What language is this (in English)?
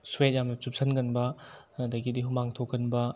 Manipuri